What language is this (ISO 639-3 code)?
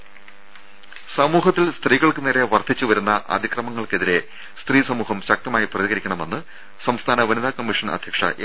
mal